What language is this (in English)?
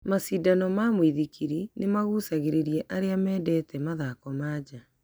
Kikuyu